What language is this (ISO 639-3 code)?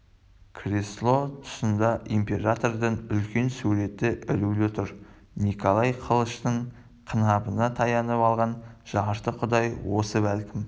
kaz